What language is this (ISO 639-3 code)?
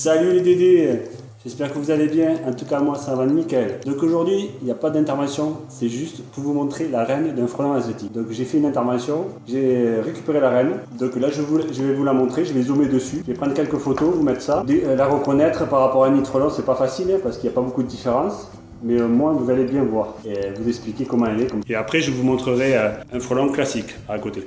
fra